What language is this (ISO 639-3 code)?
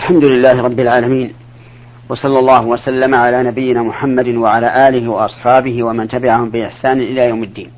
ara